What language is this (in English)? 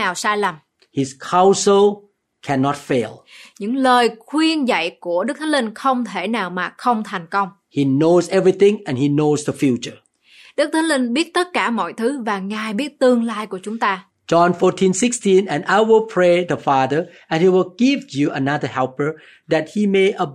Vietnamese